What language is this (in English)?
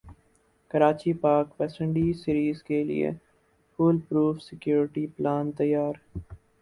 Urdu